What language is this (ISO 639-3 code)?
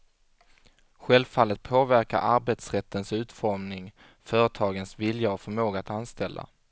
swe